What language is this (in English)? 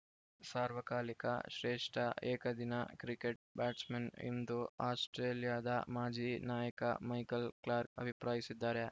Kannada